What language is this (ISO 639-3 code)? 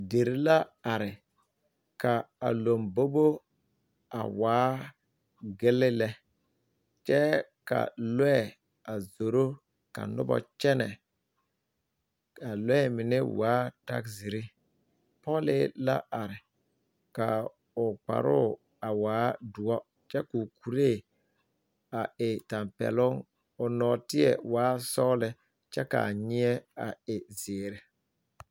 dga